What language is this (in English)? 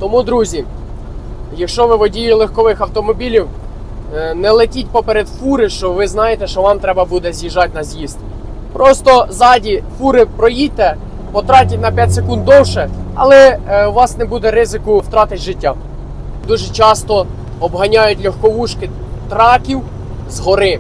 Ukrainian